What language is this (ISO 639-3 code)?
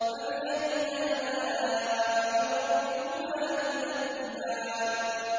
ara